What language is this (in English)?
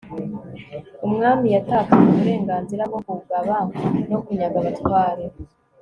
Kinyarwanda